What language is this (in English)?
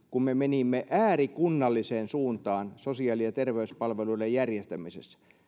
Finnish